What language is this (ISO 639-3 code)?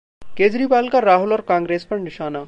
hin